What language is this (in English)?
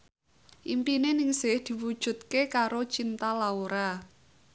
Javanese